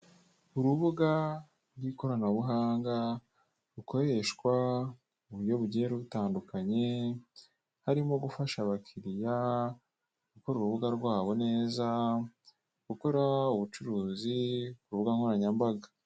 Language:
Kinyarwanda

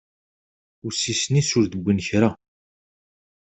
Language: Kabyle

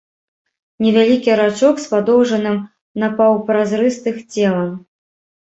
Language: Belarusian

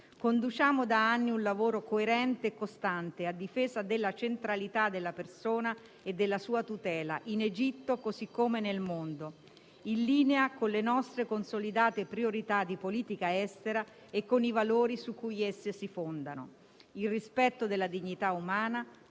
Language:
Italian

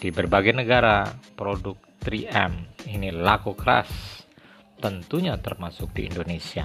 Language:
Indonesian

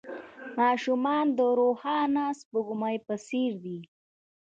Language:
Pashto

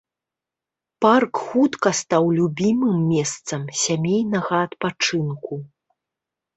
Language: Belarusian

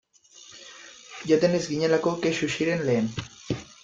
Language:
Basque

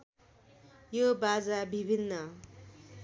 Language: Nepali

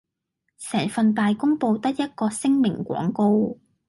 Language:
Cantonese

